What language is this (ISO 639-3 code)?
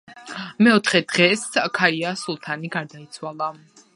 kat